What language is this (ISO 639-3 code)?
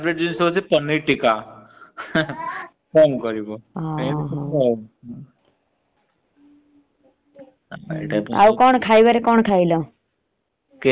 ori